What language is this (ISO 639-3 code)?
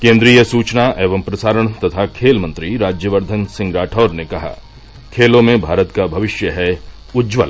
hin